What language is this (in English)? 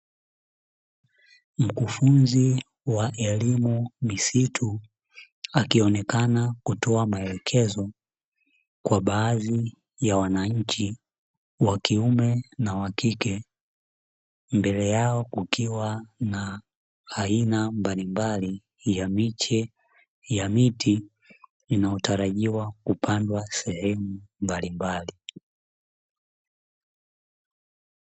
Swahili